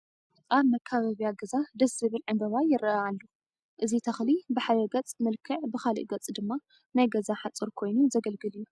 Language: Tigrinya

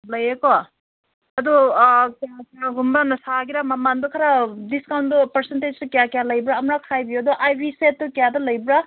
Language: Manipuri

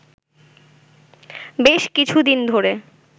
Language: Bangla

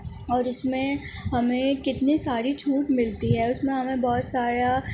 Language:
Urdu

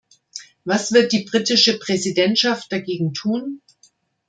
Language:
German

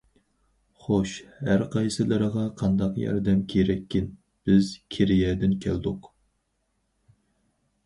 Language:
Uyghur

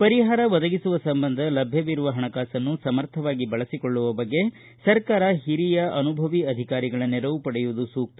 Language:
Kannada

